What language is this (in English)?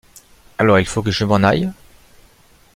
French